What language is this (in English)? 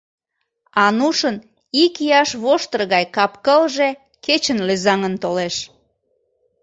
Mari